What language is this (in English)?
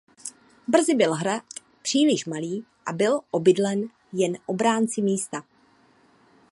Czech